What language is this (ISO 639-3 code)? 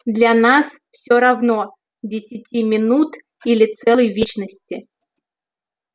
rus